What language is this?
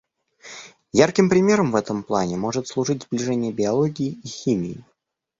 Russian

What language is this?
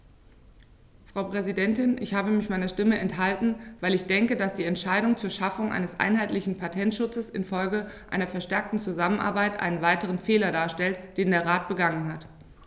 German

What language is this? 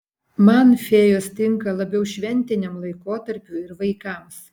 Lithuanian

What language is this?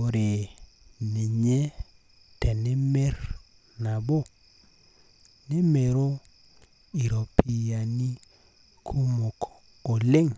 Masai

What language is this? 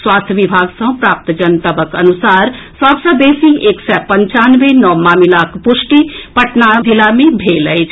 Maithili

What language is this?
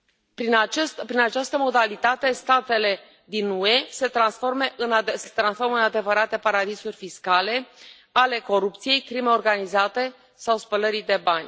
Romanian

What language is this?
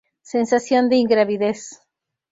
Spanish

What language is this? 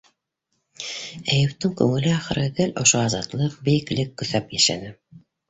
Bashkir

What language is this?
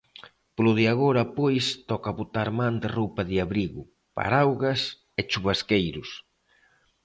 Galician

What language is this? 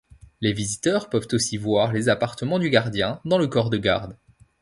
French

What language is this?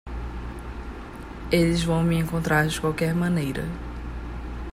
Portuguese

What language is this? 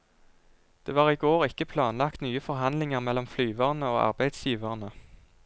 Norwegian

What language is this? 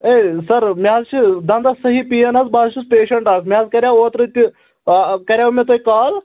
Kashmiri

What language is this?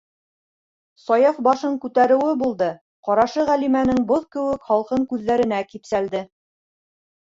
Bashkir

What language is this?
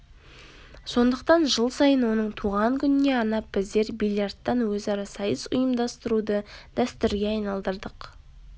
Kazakh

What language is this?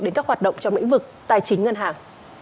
Vietnamese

